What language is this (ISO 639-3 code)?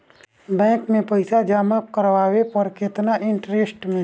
bho